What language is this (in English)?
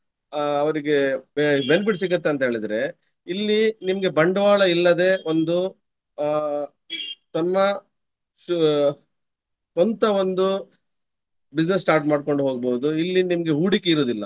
Kannada